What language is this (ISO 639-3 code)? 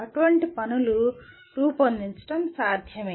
tel